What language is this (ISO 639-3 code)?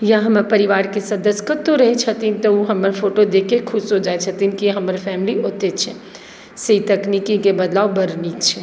mai